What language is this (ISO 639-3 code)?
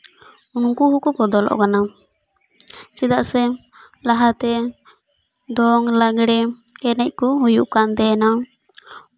sat